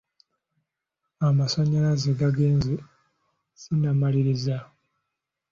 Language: Ganda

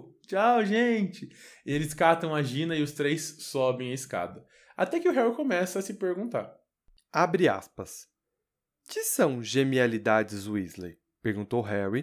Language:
Portuguese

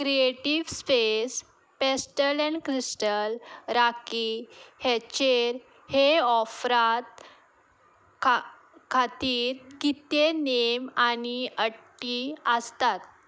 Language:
Konkani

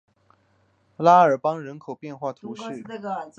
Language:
Chinese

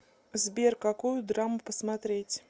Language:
Russian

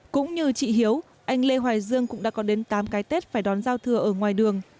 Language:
Vietnamese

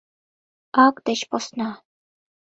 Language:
Mari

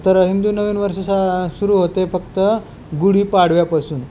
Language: Marathi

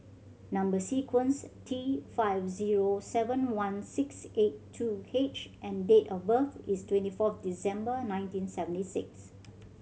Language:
English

